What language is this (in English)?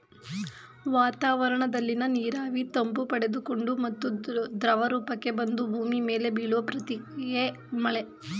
Kannada